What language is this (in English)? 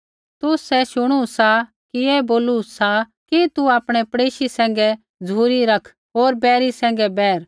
Kullu Pahari